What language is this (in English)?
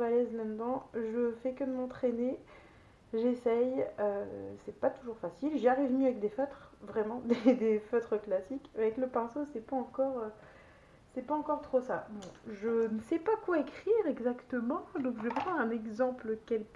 French